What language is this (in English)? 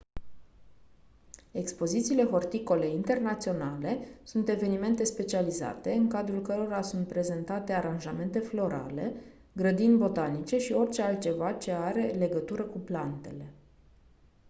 Romanian